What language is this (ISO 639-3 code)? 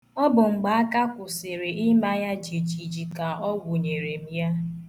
ibo